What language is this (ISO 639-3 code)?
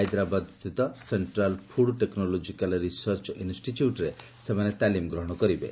ori